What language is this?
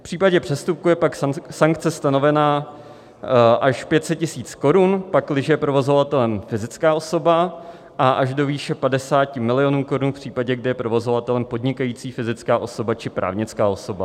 Czech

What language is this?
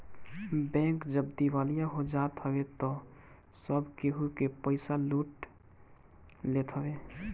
Bhojpuri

